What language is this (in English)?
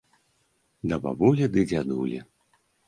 Belarusian